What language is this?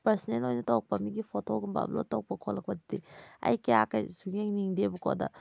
Manipuri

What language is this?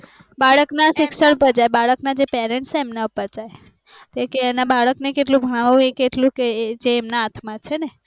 Gujarati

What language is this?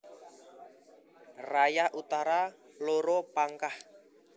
Javanese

